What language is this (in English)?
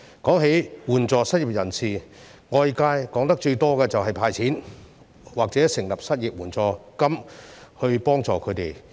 Cantonese